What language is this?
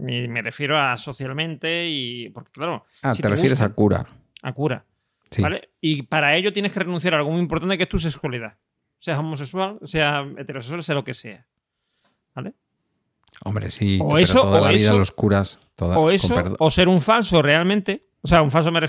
Spanish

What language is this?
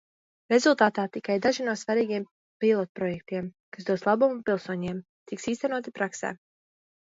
Latvian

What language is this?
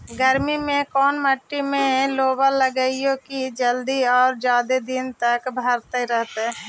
Magahi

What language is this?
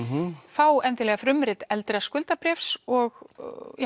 Icelandic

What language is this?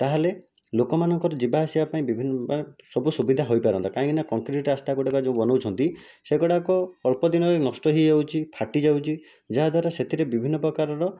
Odia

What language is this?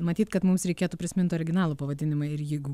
Lithuanian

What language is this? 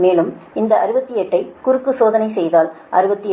Tamil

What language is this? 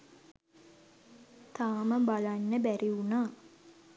Sinhala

